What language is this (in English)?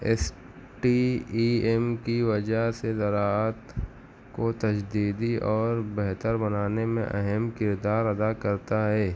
Urdu